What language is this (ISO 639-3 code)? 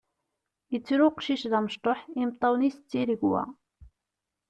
kab